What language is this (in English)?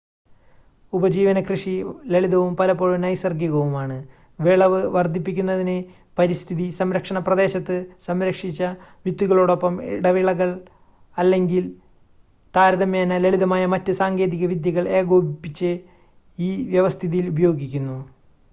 Malayalam